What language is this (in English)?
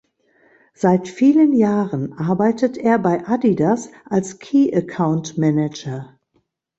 German